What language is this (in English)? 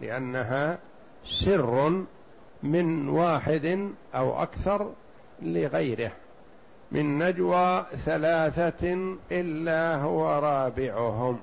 Arabic